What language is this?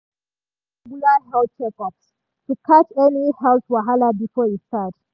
Nigerian Pidgin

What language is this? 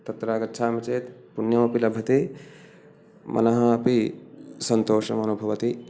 Sanskrit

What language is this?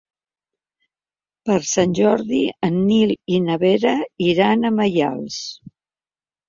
Catalan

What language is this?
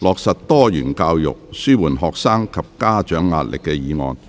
Cantonese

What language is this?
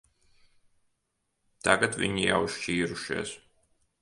Latvian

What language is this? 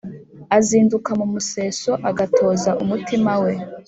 Kinyarwanda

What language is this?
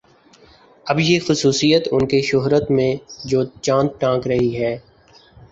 Urdu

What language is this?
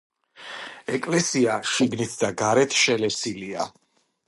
Georgian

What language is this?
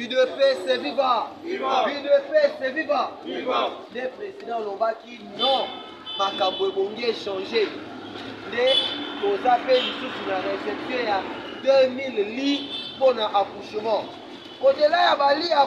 French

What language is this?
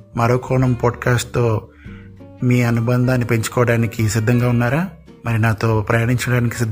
Telugu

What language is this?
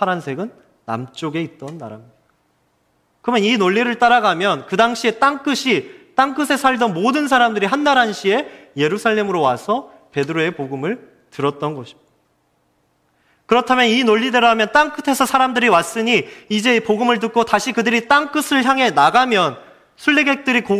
Korean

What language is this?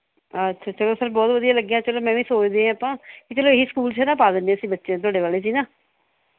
Punjabi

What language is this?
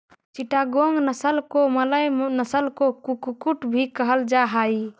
Magahi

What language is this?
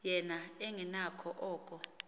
Xhosa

